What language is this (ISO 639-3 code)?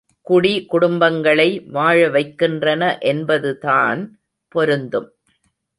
tam